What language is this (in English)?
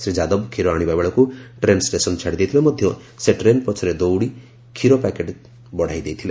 Odia